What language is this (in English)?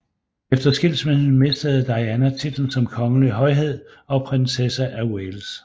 Danish